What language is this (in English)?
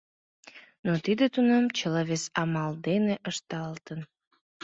Mari